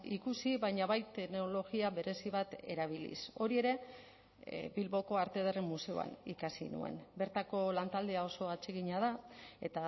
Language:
Basque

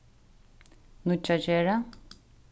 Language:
Faroese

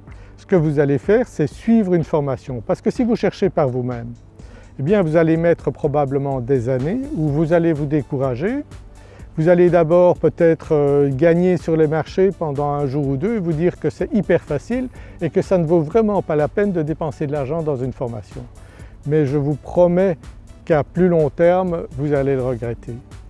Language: French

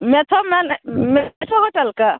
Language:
Maithili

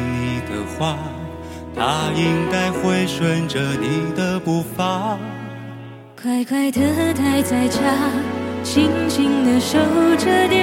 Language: Chinese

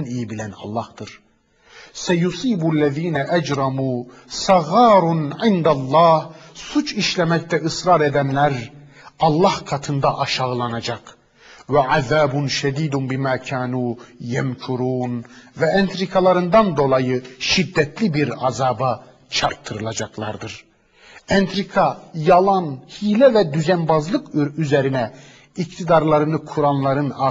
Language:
Turkish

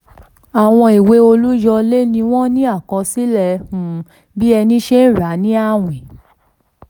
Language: Yoruba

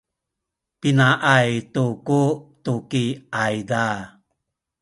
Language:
Sakizaya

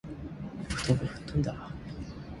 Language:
Japanese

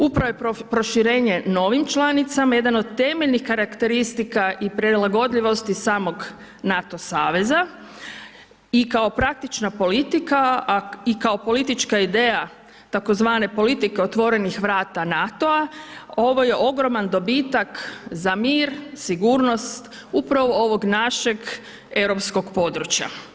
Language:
Croatian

